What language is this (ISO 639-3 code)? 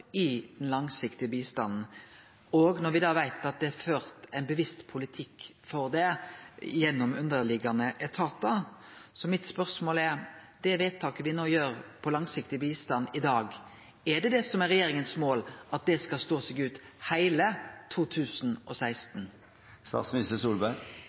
nno